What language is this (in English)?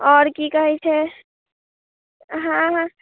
Maithili